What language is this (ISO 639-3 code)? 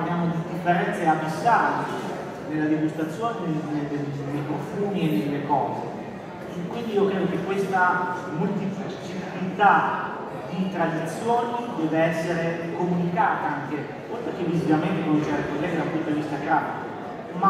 ita